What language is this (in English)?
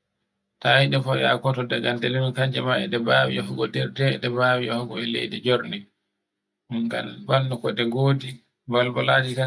Borgu Fulfulde